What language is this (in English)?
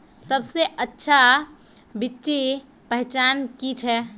Magahi